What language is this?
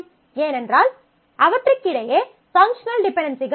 Tamil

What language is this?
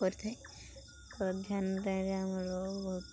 Odia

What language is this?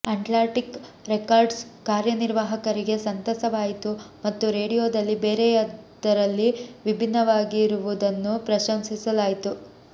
Kannada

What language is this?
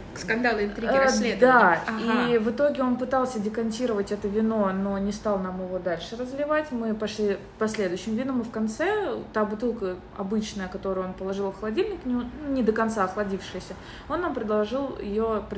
Russian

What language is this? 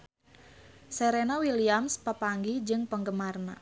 Sundanese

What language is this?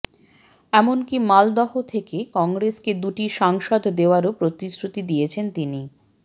Bangla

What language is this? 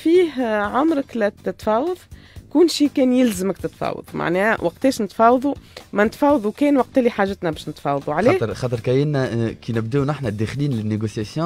Arabic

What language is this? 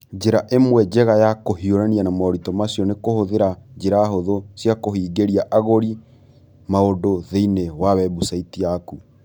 Kikuyu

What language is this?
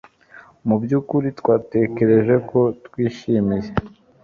Kinyarwanda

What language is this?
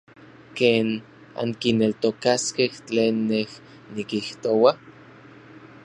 Orizaba Nahuatl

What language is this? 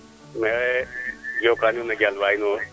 Serer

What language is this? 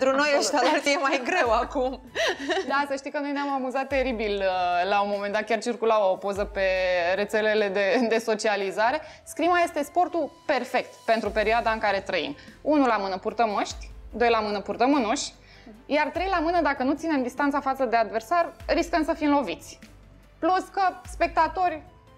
Romanian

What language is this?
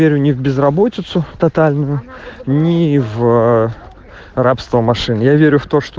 Russian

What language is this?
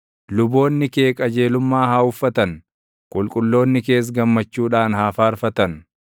Oromo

